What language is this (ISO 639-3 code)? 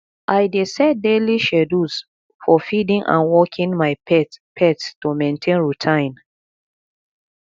pcm